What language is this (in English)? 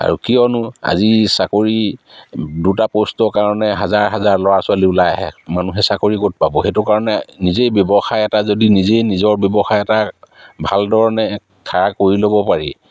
Assamese